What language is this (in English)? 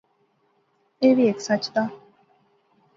Pahari-Potwari